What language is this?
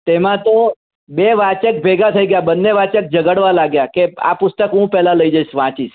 Gujarati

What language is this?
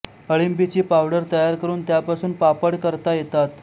Marathi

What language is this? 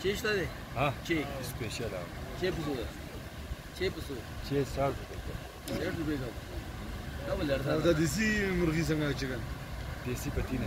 Arabic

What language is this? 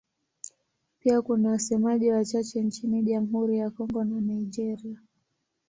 Swahili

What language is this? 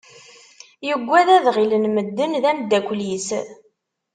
Kabyle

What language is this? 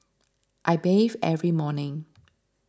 English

